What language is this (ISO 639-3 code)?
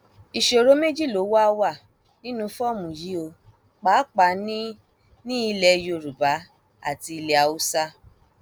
yor